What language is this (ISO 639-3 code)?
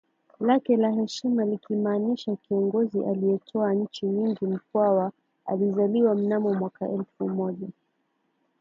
swa